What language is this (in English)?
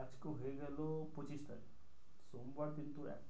Bangla